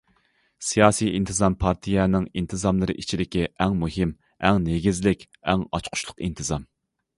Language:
Uyghur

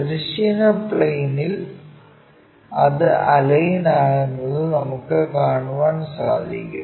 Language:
Malayalam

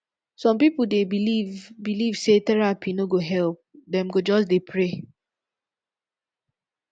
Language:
Nigerian Pidgin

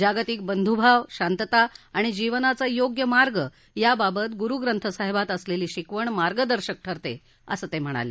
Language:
Marathi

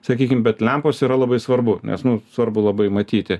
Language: Lithuanian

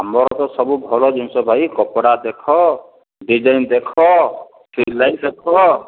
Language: Odia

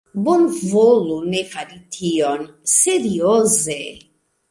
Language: Esperanto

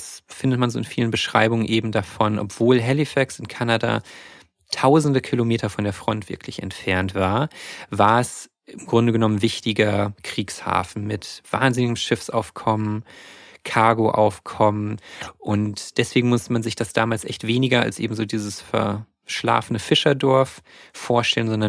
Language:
German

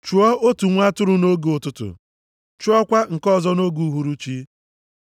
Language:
Igbo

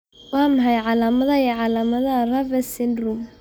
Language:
Somali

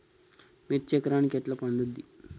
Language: Telugu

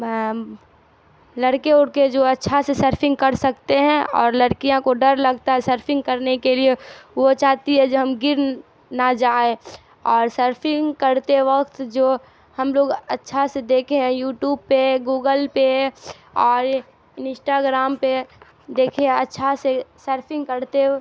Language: Urdu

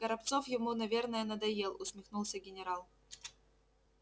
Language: Russian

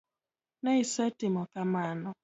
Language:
Luo (Kenya and Tanzania)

